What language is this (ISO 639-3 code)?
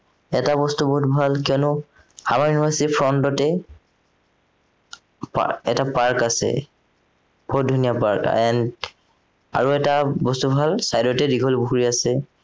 asm